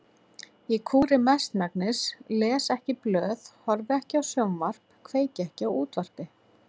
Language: Icelandic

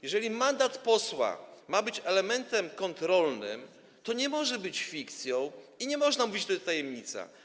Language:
Polish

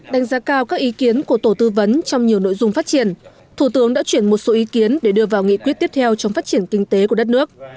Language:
Vietnamese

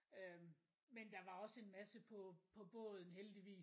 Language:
Danish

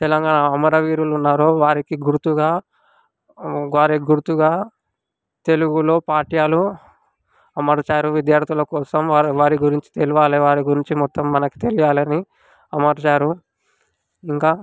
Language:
Telugu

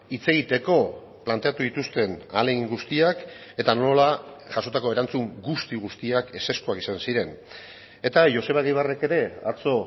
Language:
Basque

